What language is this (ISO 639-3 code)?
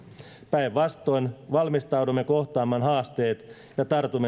fin